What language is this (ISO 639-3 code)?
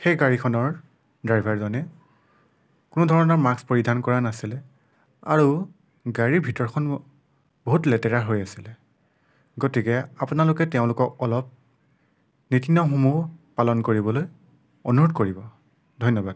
asm